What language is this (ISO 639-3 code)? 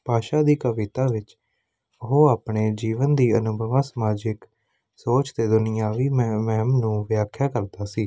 pan